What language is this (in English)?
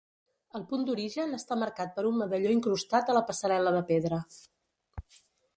Catalan